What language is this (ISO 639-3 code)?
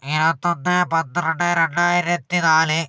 mal